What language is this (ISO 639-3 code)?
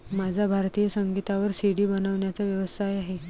mar